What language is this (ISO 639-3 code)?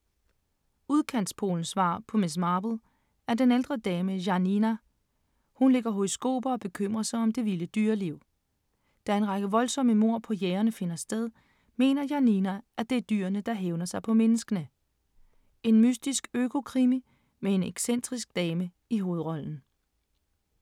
dan